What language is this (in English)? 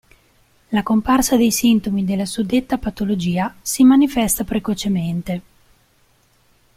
Italian